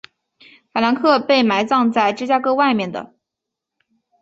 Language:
Chinese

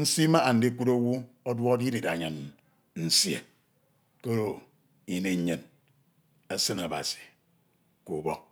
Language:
Ito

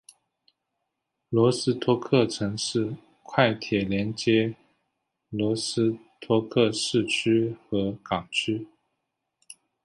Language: Chinese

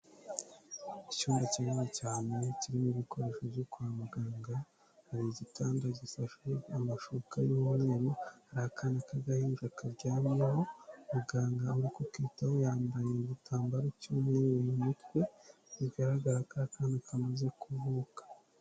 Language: Kinyarwanda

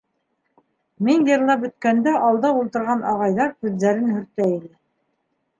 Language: Bashkir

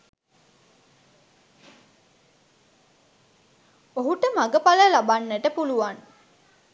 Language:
Sinhala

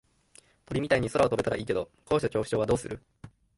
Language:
Japanese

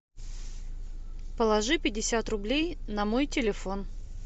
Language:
Russian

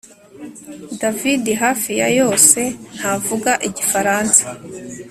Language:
Kinyarwanda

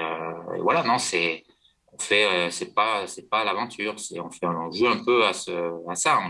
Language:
French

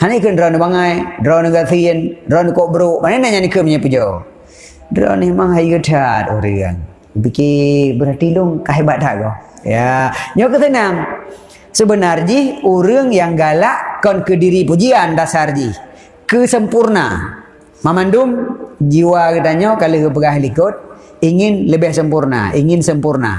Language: Malay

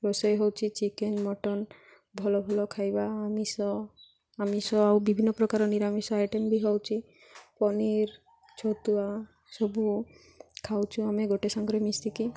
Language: Odia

